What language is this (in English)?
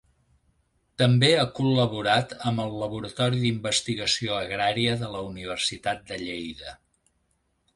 Catalan